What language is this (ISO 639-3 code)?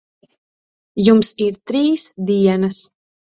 lav